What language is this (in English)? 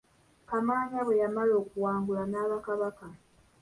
Ganda